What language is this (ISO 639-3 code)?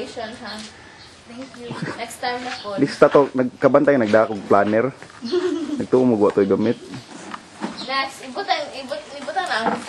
ind